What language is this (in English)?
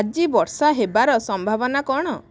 Odia